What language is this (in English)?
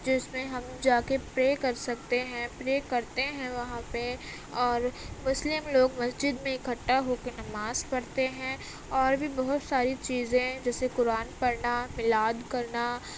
Urdu